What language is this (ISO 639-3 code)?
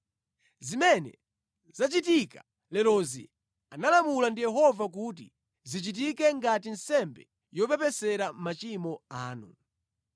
nya